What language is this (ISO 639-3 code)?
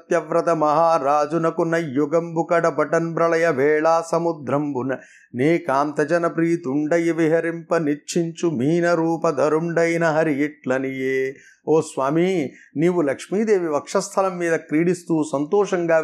tel